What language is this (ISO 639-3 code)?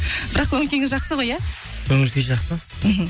kaz